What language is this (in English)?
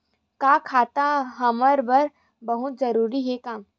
Chhattisgarhi